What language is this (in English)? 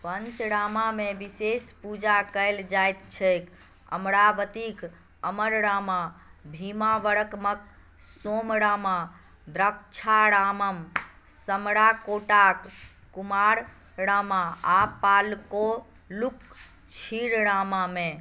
Maithili